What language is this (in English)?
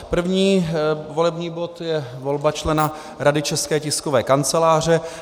Czech